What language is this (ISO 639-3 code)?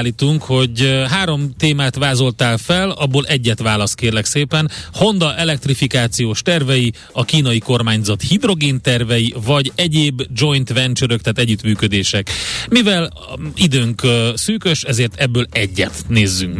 hun